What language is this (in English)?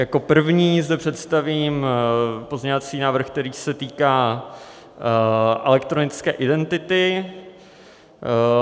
Czech